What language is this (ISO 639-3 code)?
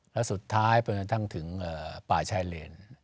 tha